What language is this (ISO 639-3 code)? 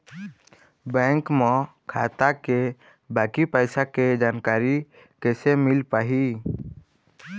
hne